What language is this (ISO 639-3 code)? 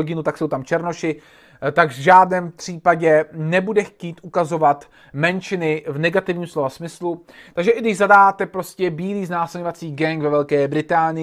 ces